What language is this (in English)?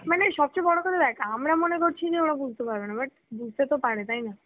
Bangla